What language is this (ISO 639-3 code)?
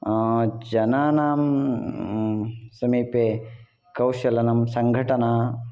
san